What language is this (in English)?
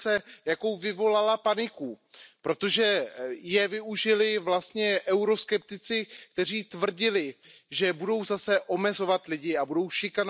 German